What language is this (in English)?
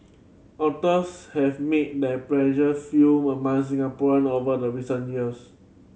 English